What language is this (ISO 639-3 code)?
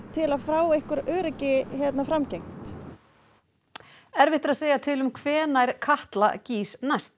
isl